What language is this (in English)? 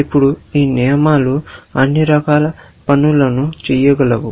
Telugu